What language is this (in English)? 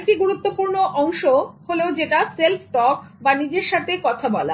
Bangla